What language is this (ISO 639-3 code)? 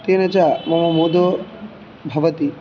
san